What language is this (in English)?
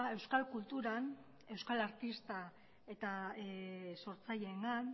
Basque